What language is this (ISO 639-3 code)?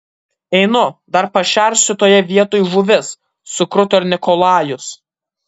lit